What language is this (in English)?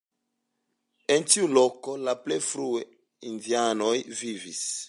Esperanto